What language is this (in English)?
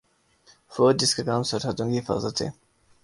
Urdu